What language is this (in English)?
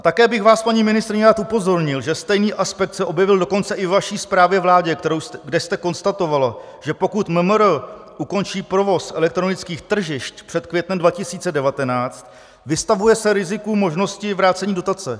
Czech